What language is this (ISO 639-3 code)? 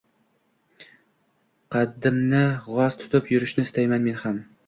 uzb